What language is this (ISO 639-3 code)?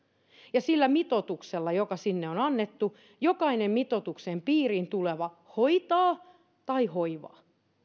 fin